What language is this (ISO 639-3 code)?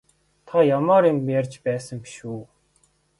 mon